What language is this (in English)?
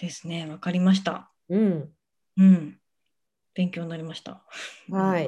Japanese